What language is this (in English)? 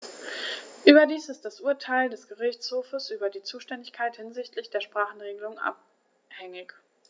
German